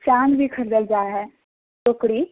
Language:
Maithili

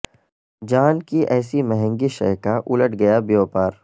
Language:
Urdu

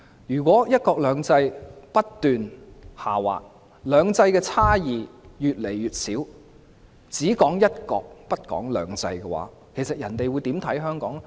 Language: Cantonese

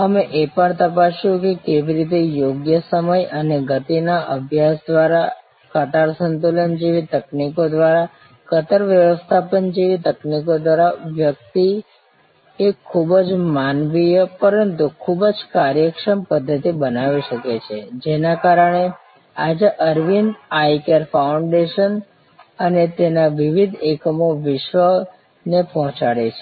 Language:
Gujarati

